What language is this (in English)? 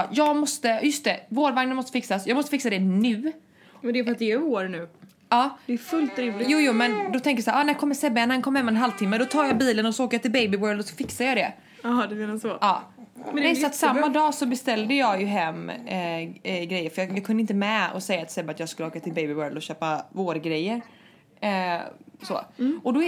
Swedish